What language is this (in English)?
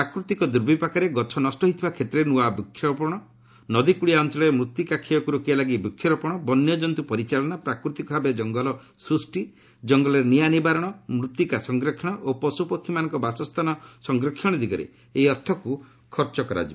Odia